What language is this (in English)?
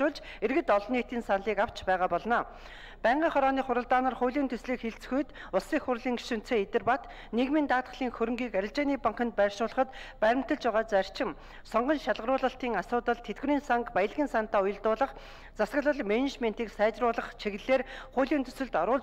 Arabic